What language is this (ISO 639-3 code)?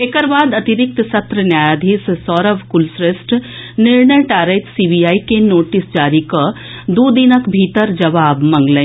mai